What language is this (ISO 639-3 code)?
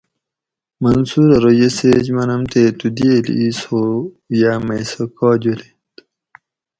gwc